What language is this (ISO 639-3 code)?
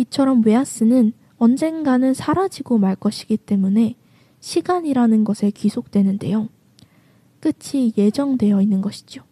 kor